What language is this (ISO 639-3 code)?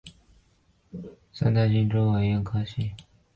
zho